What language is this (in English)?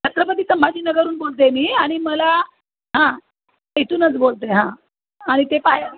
Marathi